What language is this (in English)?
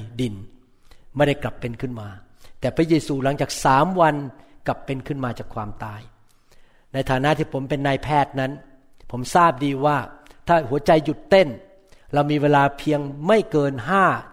Thai